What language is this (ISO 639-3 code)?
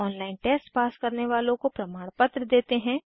hin